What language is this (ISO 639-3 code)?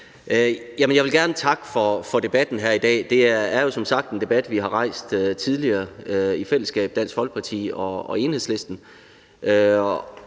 dan